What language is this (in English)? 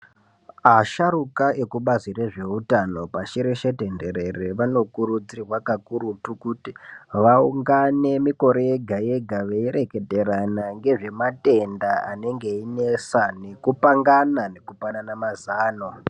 Ndau